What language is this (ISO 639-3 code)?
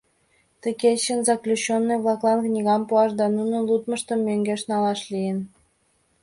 chm